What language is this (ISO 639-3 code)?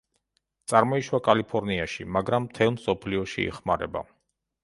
kat